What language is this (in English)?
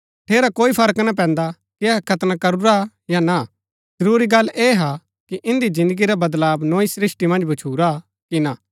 Gaddi